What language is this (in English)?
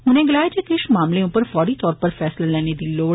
Dogri